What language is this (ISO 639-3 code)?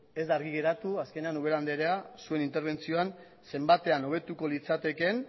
eus